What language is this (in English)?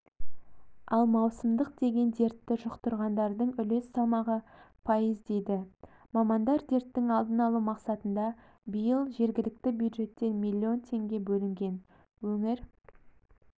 Kazakh